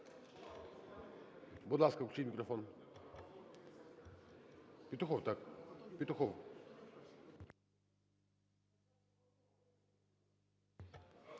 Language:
Ukrainian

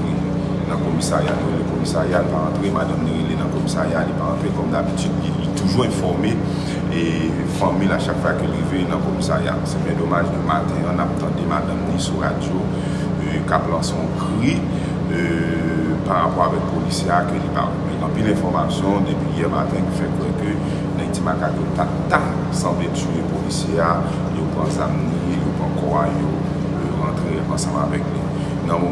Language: French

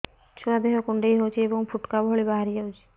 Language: Odia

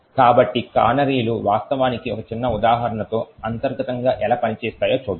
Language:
Telugu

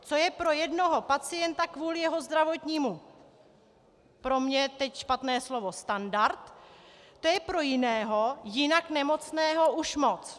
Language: Czech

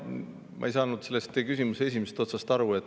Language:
Estonian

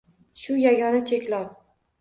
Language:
Uzbek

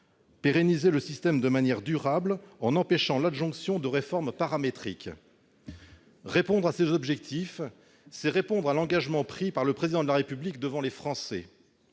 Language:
French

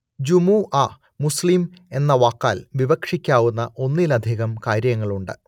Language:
Malayalam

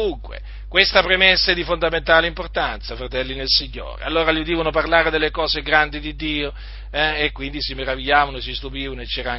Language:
Italian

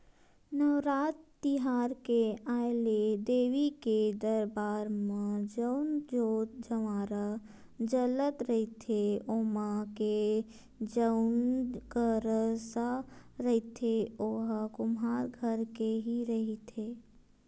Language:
Chhattisgarhi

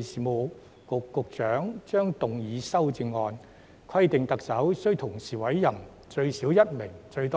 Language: Cantonese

